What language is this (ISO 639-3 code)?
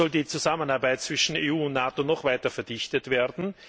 deu